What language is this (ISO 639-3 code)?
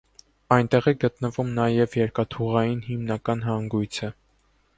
hye